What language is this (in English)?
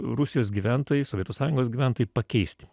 Lithuanian